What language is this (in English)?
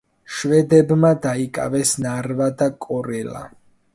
Georgian